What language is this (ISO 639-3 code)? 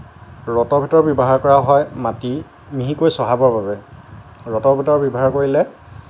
asm